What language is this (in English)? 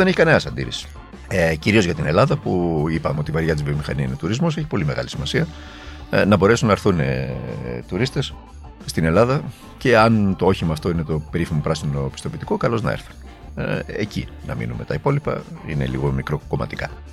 Greek